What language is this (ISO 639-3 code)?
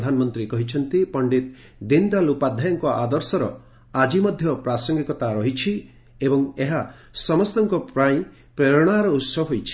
ori